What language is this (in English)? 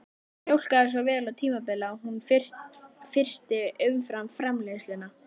Icelandic